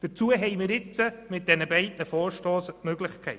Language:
Swiss German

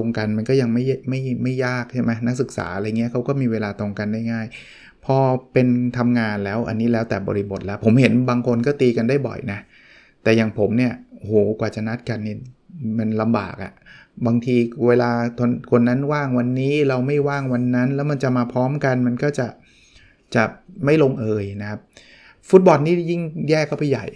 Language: Thai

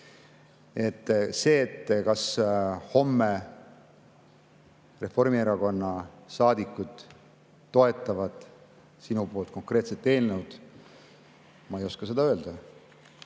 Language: Estonian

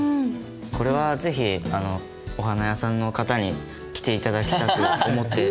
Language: Japanese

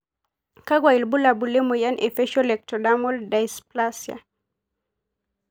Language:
Masai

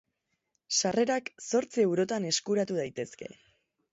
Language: Basque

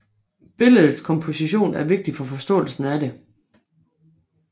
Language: Danish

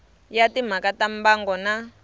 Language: Tsonga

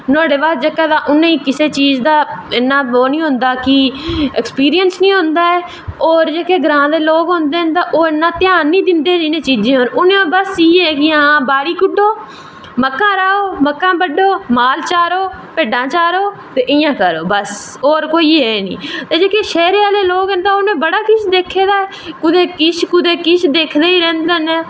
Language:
Dogri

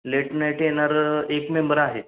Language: Marathi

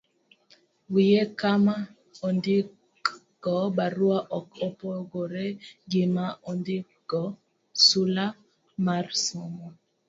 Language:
Luo (Kenya and Tanzania)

